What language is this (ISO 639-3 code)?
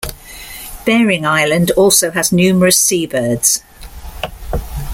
eng